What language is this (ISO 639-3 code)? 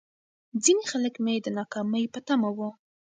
pus